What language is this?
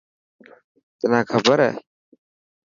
Dhatki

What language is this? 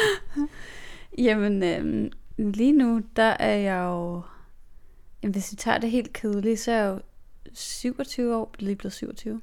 Danish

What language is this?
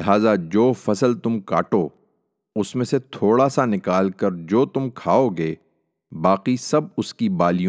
Urdu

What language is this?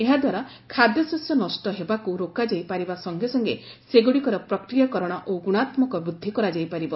Odia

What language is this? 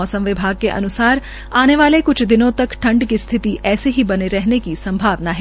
Hindi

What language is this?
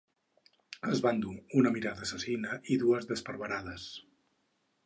Catalan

